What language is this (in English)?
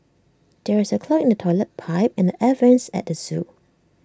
English